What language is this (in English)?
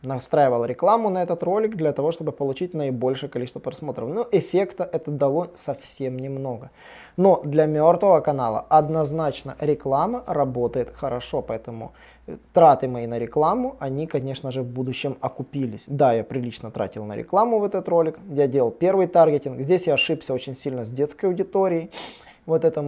Russian